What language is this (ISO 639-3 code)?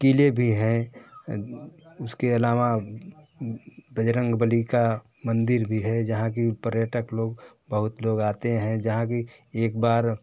hin